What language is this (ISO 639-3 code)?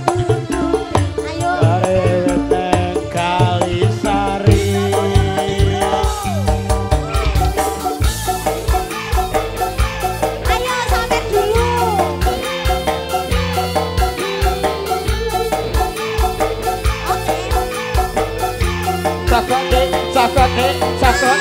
ind